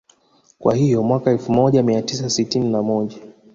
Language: Swahili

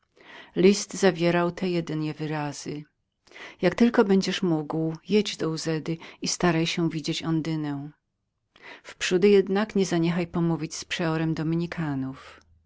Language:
Polish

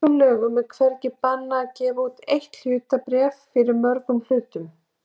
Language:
Icelandic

